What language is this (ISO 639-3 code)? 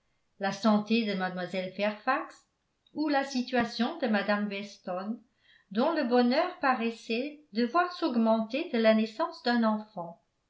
fra